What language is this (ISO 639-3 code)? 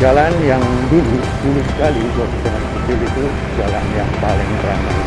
ind